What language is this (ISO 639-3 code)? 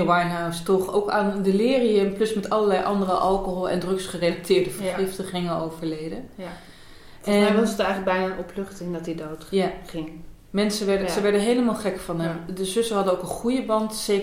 nld